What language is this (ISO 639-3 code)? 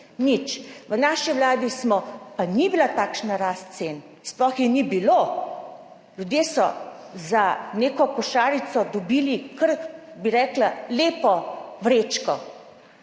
slv